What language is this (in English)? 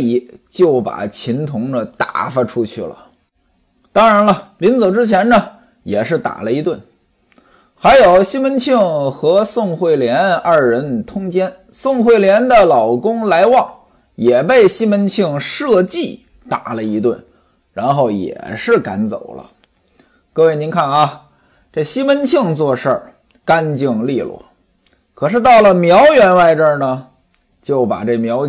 Chinese